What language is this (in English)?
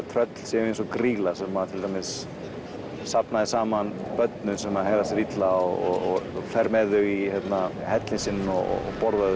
Icelandic